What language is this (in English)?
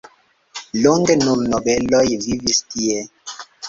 Esperanto